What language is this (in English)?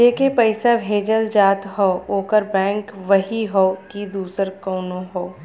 Bhojpuri